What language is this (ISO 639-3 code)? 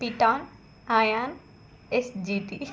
tel